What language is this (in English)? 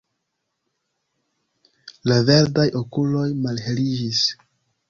Esperanto